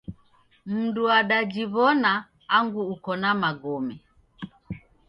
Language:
Taita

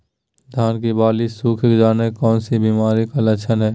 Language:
Magahi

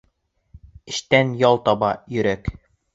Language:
Bashkir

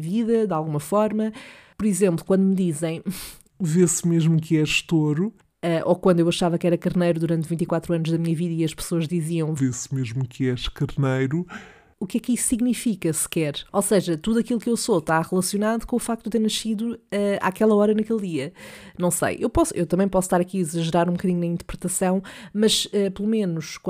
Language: Portuguese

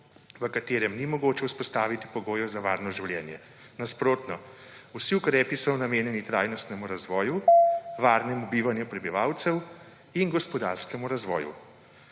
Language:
Slovenian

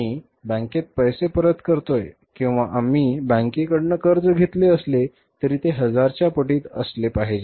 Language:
Marathi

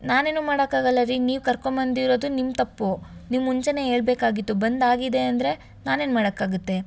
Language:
Kannada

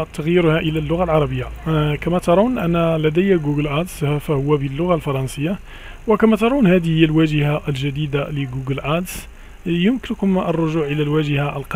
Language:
Arabic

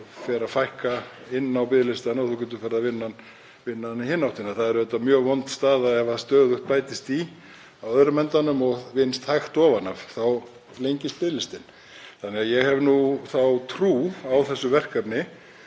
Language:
Icelandic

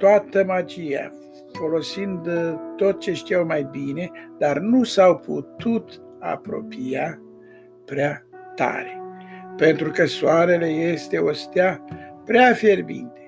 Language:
Romanian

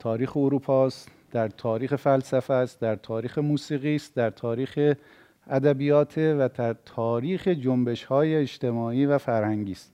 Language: Persian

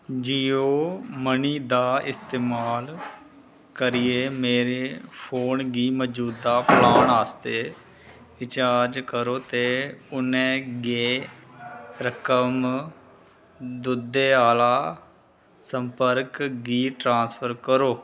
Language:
Dogri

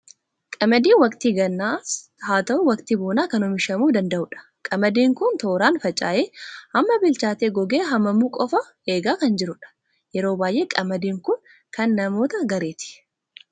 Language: Oromo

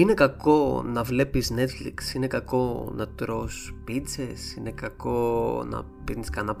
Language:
Greek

